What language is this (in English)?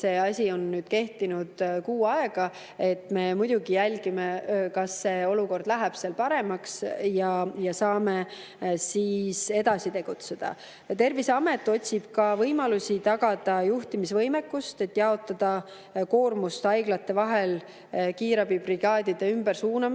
Estonian